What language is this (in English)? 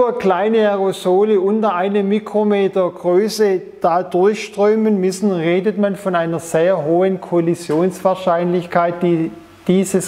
German